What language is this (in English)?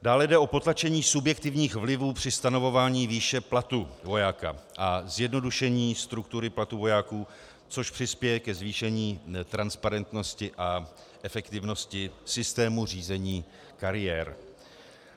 Czech